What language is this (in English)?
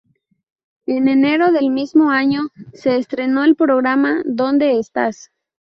Spanish